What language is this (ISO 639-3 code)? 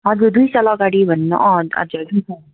nep